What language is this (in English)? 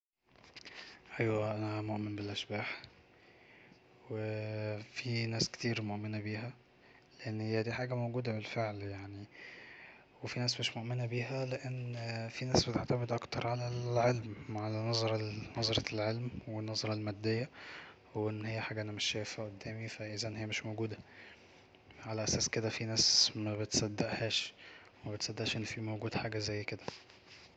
Egyptian Arabic